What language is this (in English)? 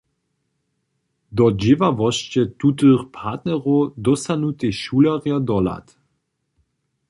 Upper Sorbian